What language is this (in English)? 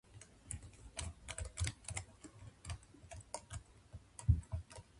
Japanese